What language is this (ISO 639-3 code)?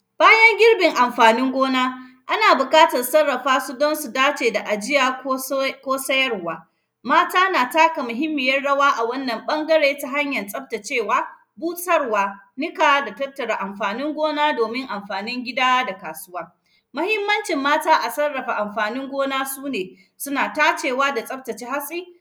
hau